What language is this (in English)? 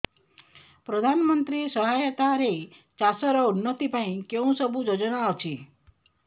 Odia